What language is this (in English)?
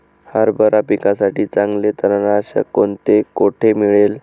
Marathi